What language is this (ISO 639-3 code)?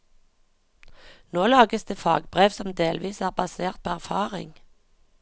nor